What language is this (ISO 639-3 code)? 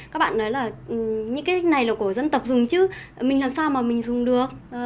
vie